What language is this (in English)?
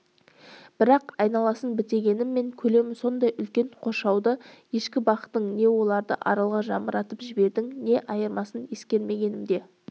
Kazakh